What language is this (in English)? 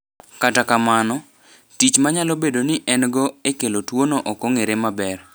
Luo (Kenya and Tanzania)